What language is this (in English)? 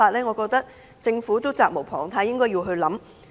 Cantonese